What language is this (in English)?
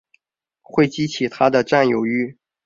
Chinese